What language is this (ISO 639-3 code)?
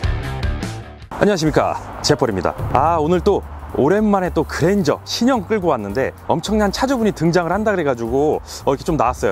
kor